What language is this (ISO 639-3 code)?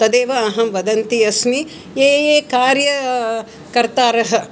san